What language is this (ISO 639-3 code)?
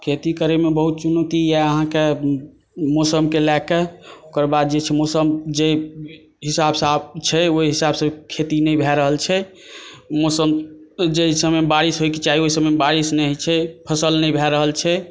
mai